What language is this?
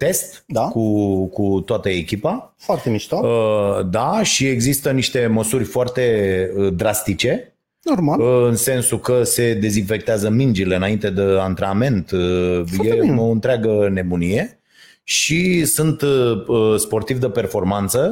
Romanian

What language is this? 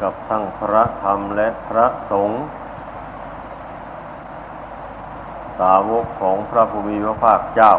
Thai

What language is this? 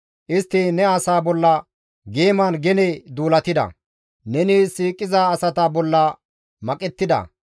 Gamo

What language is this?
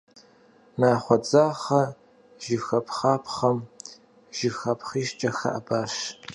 Kabardian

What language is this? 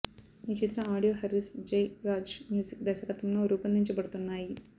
Telugu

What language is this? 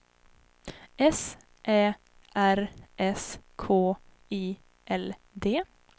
Swedish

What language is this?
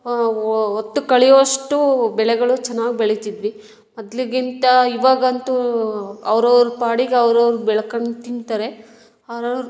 Kannada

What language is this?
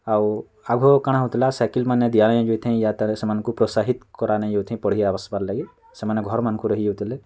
Odia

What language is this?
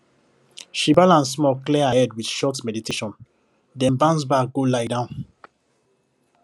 Nigerian Pidgin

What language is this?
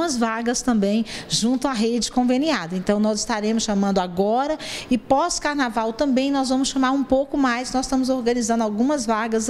Portuguese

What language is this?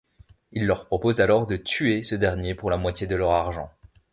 French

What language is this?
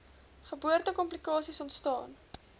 Afrikaans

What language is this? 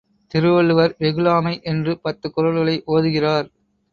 Tamil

